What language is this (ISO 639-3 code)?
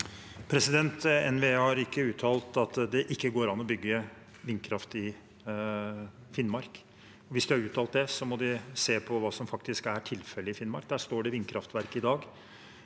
nor